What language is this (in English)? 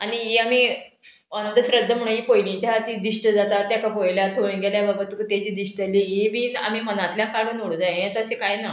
Konkani